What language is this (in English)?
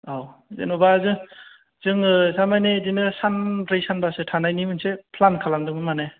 Bodo